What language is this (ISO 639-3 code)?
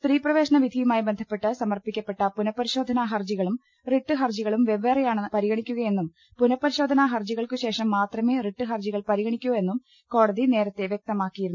mal